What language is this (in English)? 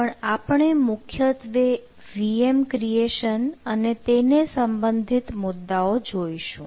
Gujarati